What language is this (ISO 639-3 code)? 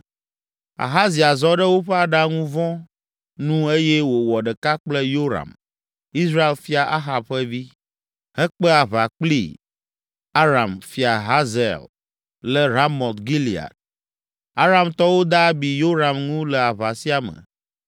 ewe